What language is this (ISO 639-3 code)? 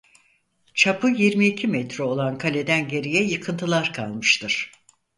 tur